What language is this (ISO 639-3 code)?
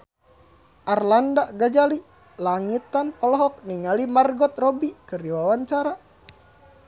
sun